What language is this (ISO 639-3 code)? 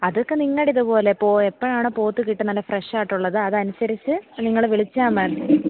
mal